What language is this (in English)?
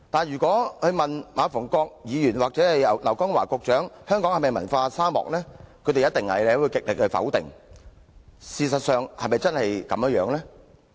Cantonese